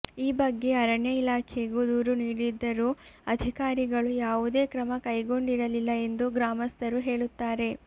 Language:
Kannada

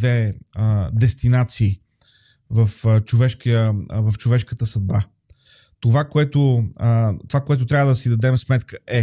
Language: Bulgarian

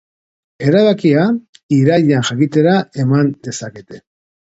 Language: Basque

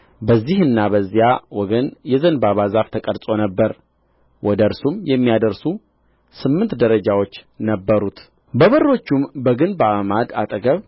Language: Amharic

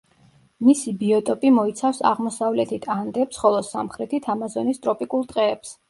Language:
Georgian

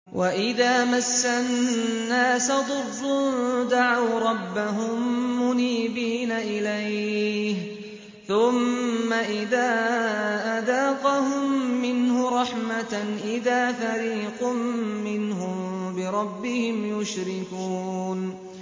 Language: Arabic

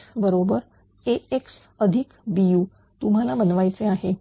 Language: Marathi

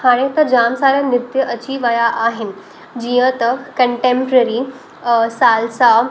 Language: Sindhi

